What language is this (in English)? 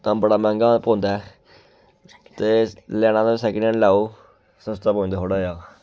Dogri